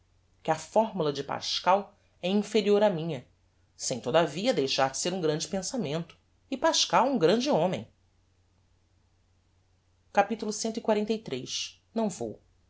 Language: Portuguese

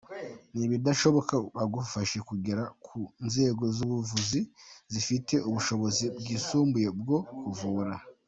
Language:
Kinyarwanda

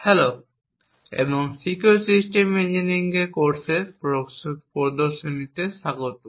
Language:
Bangla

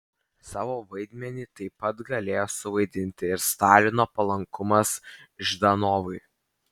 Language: Lithuanian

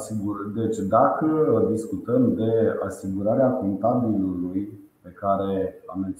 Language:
Romanian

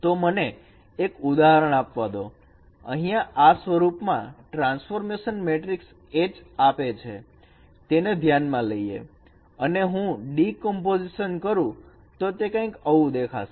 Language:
Gujarati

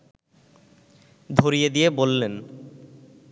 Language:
Bangla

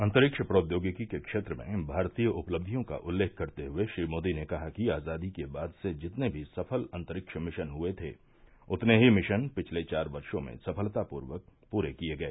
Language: Hindi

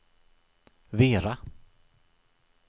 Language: Swedish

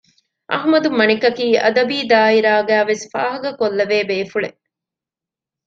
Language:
Divehi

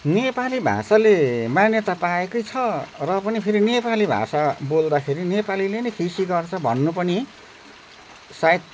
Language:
Nepali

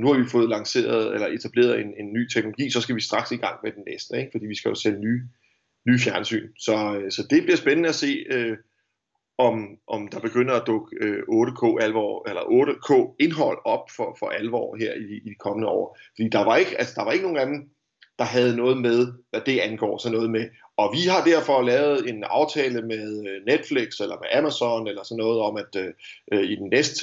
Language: Danish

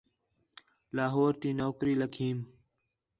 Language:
Khetrani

